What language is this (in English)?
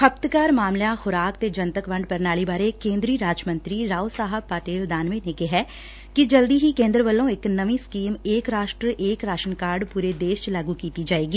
Punjabi